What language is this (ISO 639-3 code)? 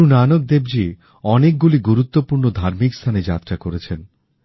ben